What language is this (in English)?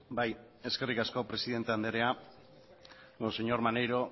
Basque